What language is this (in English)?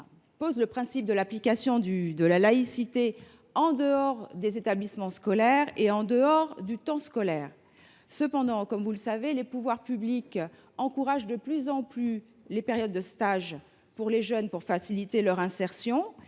French